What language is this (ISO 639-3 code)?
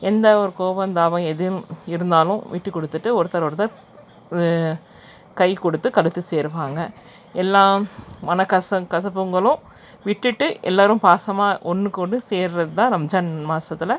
tam